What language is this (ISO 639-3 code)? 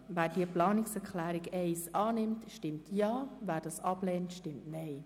gsw